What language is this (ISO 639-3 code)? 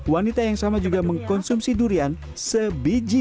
ind